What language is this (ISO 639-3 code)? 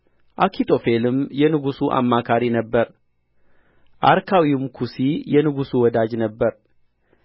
amh